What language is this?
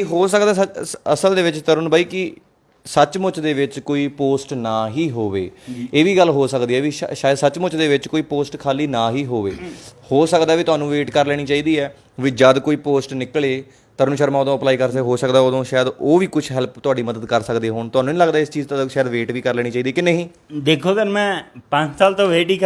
Hindi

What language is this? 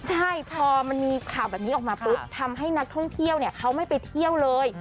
Thai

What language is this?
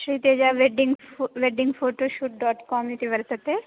Sanskrit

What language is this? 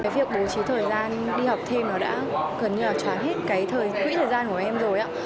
Vietnamese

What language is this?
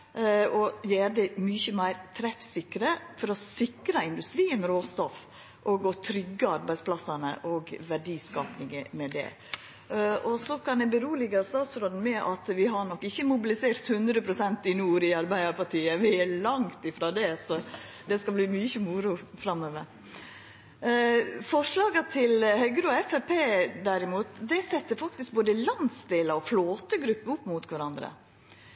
Norwegian Nynorsk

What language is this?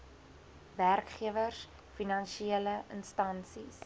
Afrikaans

